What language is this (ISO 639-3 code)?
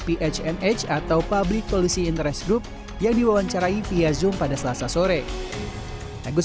ind